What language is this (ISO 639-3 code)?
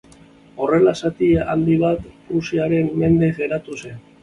eus